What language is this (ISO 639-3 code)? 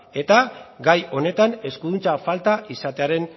eus